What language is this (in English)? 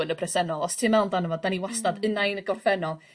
Welsh